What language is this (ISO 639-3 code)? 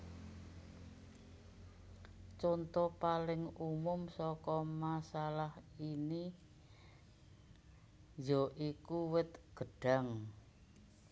jav